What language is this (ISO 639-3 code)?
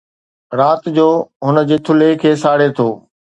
snd